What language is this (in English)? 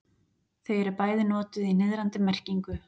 Icelandic